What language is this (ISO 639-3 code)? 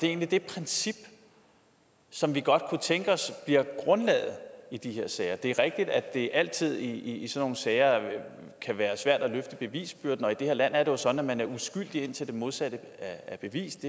dan